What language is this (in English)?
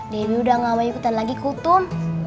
Indonesian